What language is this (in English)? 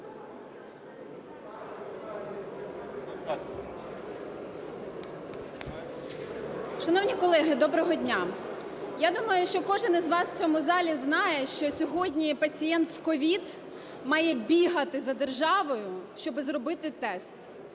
Ukrainian